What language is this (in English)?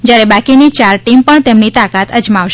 Gujarati